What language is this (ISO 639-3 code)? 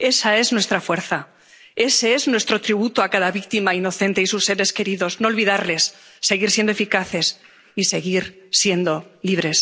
spa